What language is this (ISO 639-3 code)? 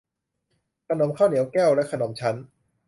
tha